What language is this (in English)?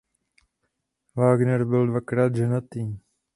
Czech